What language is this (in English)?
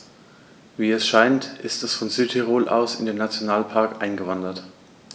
German